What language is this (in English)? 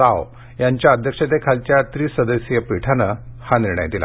Marathi